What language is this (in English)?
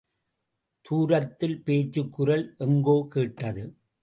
Tamil